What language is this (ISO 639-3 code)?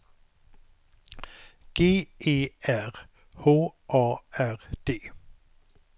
swe